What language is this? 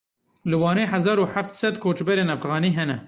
Kurdish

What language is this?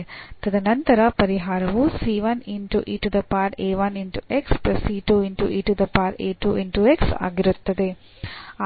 Kannada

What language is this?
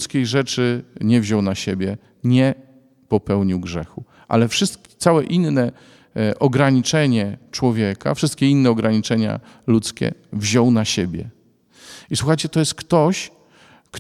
Polish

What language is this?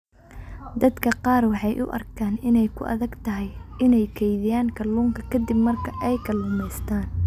Somali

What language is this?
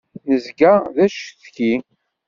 Kabyle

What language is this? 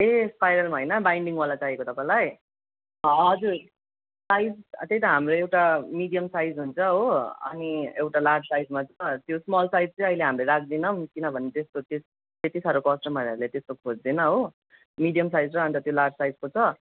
Nepali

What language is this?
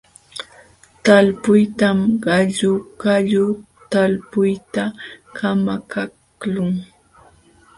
Jauja Wanca Quechua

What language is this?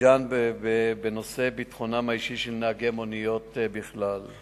Hebrew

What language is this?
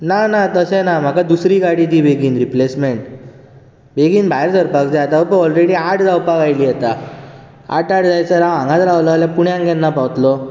Konkani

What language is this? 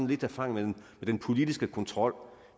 Danish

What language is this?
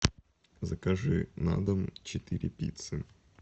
Russian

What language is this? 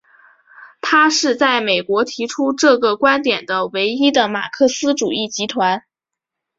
Chinese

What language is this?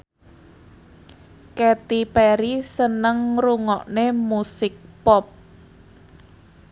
Javanese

